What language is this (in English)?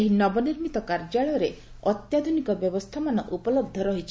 Odia